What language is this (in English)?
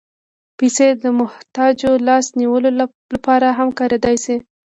Pashto